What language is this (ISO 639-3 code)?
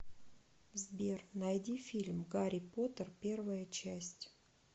rus